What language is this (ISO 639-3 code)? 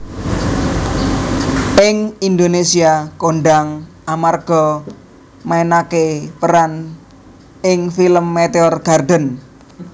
jav